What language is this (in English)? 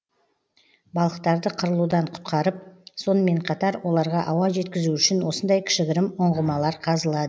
Kazakh